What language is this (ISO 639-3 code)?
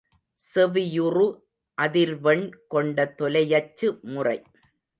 tam